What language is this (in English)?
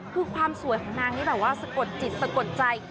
Thai